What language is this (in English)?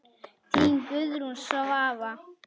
Icelandic